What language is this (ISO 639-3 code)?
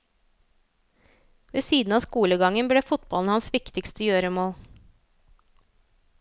nor